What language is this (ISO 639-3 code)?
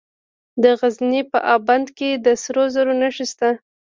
pus